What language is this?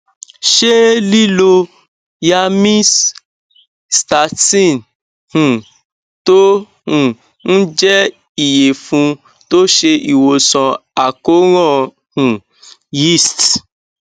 Yoruba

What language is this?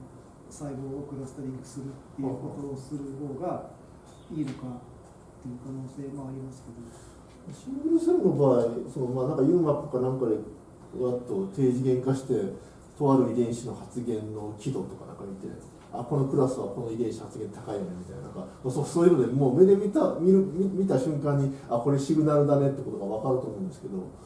Japanese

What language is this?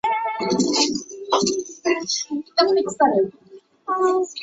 Chinese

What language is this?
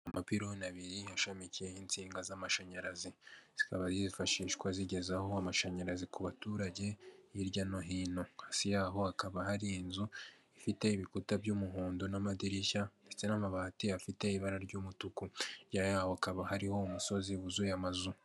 Kinyarwanda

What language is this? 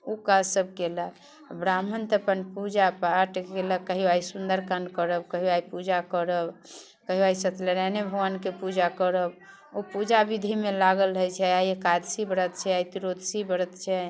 Maithili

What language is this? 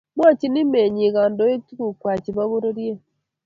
Kalenjin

